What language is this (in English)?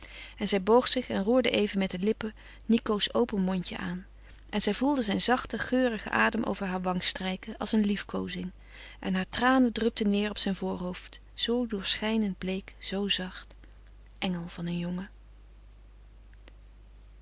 Dutch